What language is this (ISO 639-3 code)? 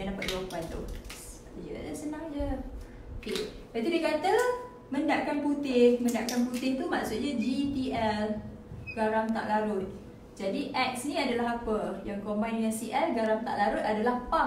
msa